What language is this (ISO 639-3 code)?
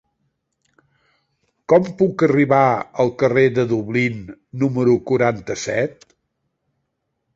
cat